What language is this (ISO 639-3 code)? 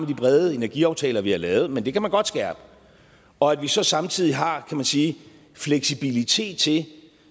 dan